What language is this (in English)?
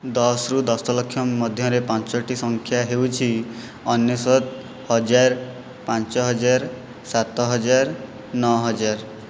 Odia